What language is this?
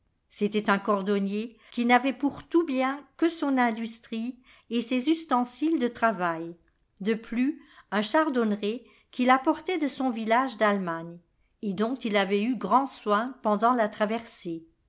French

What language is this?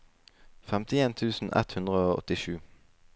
Norwegian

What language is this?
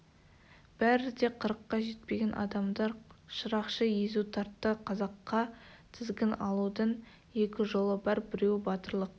Kazakh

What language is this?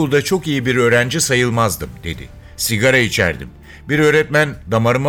Turkish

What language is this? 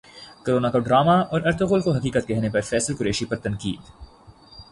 Urdu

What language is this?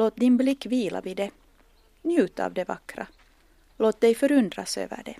Swedish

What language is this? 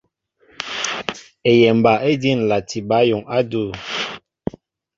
Mbo (Cameroon)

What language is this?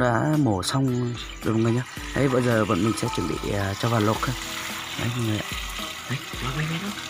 Vietnamese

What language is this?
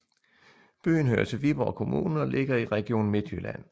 Danish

